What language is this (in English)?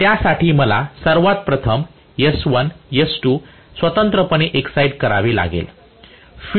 Marathi